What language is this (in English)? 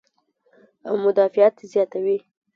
Pashto